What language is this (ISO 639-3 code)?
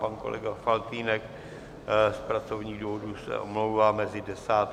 ces